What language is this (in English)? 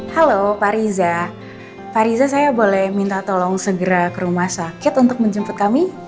Indonesian